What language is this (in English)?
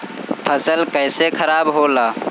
Bhojpuri